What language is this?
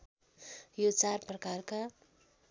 Nepali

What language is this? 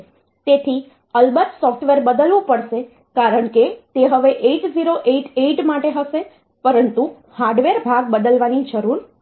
Gujarati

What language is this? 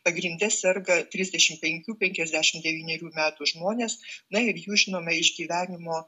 Lithuanian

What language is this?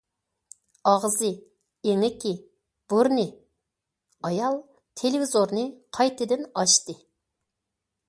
Uyghur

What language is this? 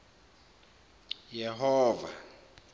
Zulu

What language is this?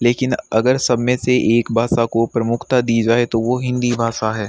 Hindi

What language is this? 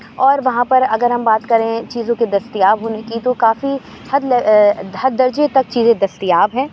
Urdu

